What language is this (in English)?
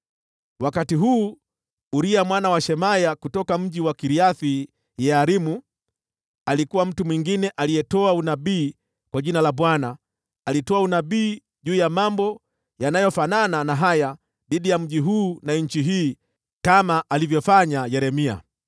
Swahili